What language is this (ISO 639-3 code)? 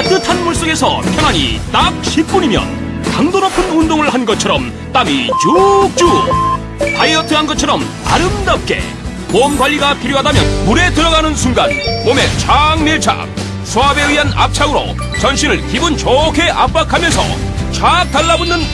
kor